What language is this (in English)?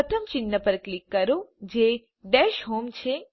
Gujarati